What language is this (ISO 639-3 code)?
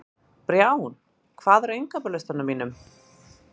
isl